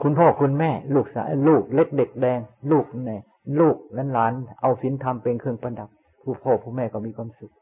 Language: Thai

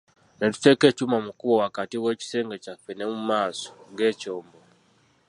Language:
Ganda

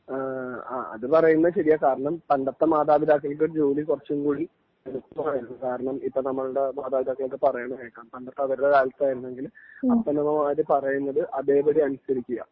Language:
Malayalam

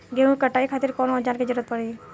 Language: Bhojpuri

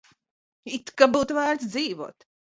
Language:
Latvian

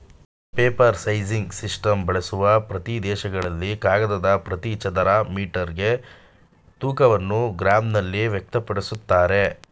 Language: Kannada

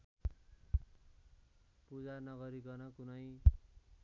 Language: Nepali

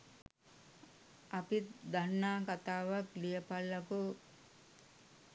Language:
Sinhala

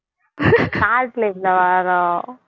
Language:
Tamil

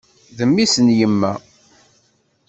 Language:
Kabyle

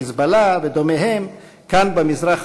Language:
Hebrew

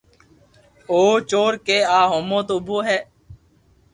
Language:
Loarki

